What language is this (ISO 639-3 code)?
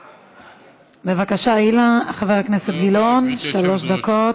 heb